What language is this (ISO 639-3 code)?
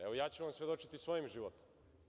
srp